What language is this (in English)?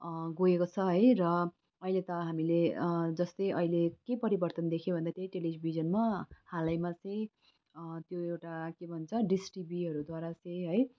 Nepali